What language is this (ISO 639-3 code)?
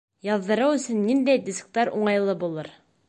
bak